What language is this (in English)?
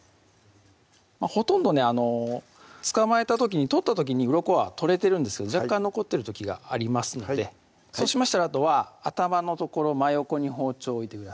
Japanese